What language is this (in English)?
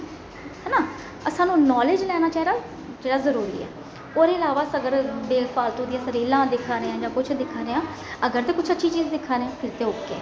Dogri